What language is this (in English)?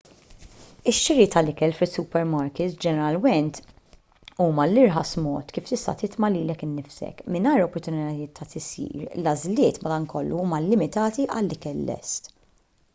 Maltese